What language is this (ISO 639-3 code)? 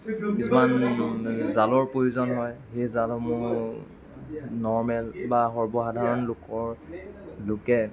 asm